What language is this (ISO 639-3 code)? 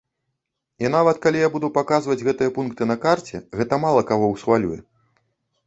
bel